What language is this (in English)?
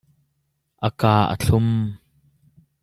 Hakha Chin